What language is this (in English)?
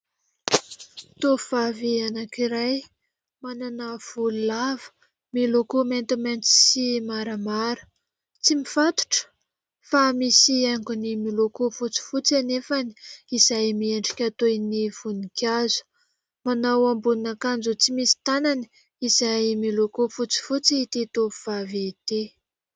Malagasy